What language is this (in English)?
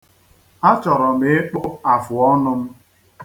Igbo